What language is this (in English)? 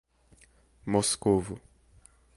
Portuguese